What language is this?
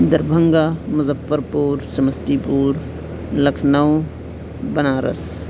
Urdu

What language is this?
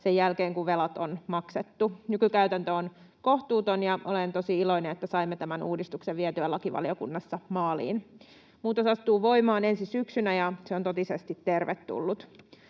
Finnish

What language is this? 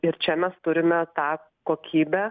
Lithuanian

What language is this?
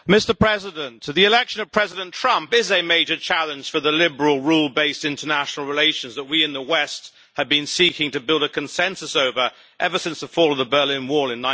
English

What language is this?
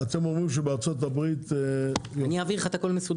Hebrew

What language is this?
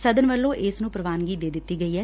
Punjabi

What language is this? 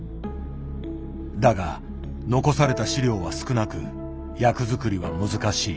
Japanese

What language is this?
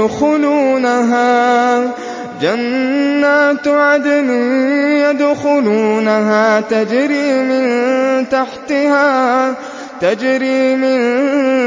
Arabic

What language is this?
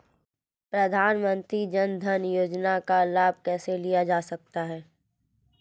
Hindi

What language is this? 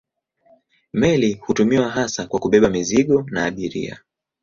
Swahili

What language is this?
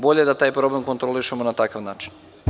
Serbian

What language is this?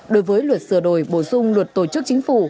Vietnamese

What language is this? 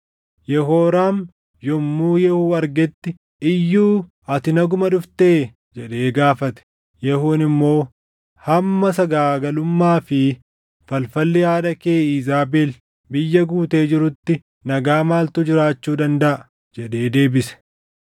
Oromo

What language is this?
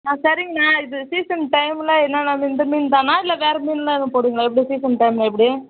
Tamil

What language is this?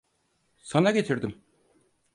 Turkish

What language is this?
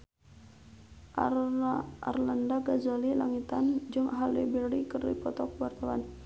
Sundanese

